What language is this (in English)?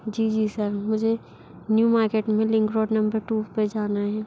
Hindi